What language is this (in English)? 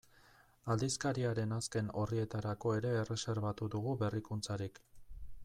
Basque